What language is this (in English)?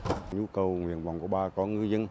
Vietnamese